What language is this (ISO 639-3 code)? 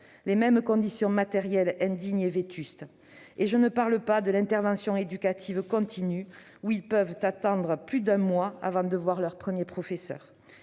fra